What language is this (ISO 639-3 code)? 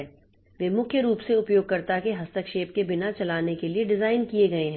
hin